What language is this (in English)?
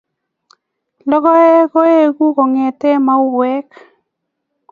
Kalenjin